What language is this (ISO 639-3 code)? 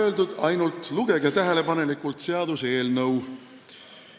est